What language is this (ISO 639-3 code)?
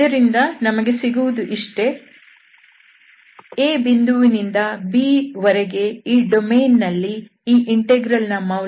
kan